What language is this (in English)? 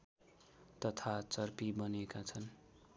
Nepali